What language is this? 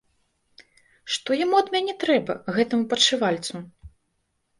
Belarusian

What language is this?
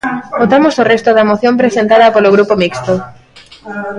Galician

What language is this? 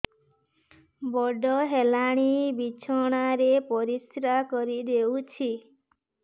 Odia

